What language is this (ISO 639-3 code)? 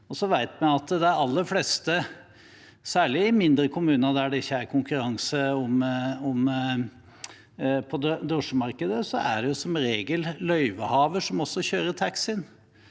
nor